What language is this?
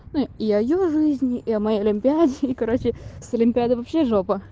Russian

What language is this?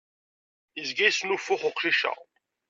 Kabyle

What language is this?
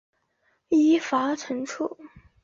Chinese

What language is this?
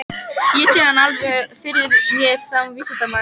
Icelandic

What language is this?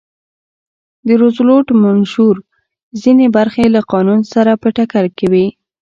Pashto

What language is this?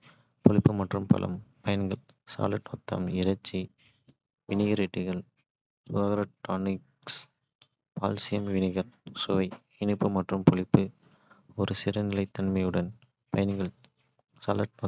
Kota (India)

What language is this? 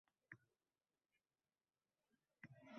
Uzbek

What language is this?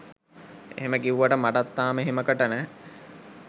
Sinhala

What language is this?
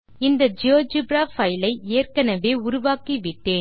Tamil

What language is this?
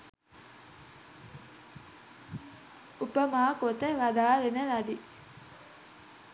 Sinhala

